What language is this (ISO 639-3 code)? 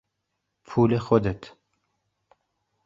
fas